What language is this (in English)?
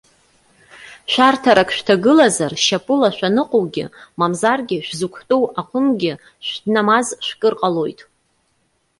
Abkhazian